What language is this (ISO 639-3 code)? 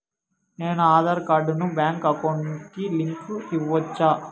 tel